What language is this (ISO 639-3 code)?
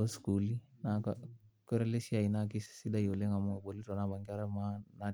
mas